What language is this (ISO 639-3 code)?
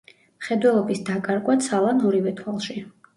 kat